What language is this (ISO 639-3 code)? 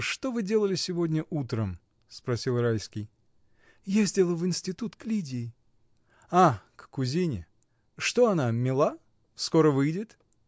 rus